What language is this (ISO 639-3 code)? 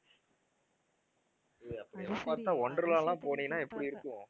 tam